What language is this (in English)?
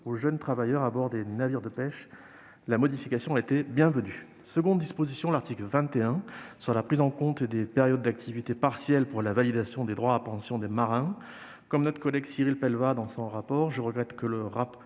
French